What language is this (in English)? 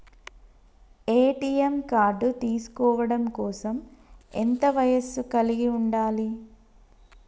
Telugu